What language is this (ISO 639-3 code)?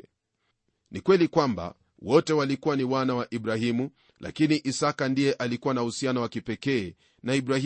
swa